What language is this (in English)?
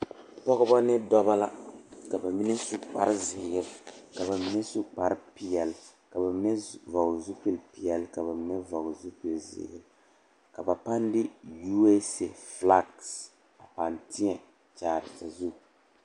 Southern Dagaare